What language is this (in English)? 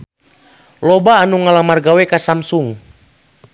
Sundanese